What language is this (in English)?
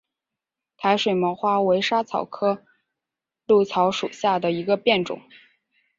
Chinese